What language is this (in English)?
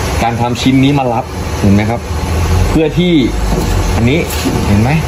Thai